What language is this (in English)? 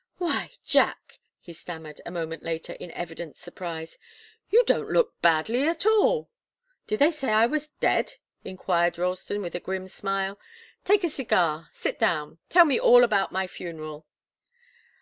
English